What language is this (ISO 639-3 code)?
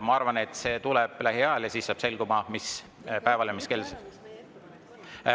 est